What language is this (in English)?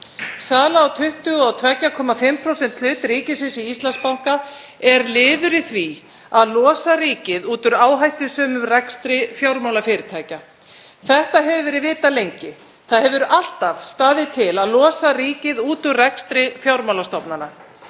Icelandic